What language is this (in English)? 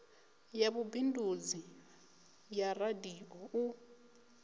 Venda